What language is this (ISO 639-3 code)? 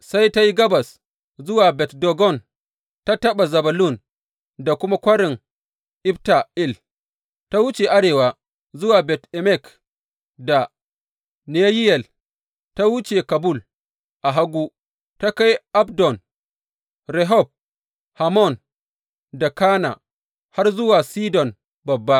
hau